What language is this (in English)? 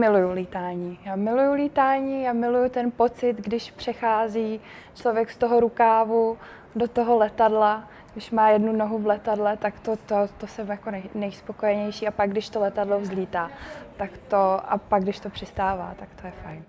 Czech